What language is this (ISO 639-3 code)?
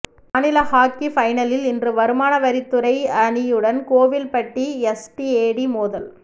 tam